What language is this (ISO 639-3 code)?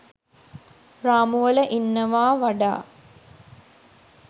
sin